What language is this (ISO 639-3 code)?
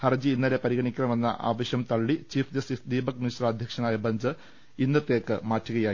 mal